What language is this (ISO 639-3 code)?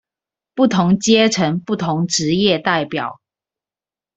zho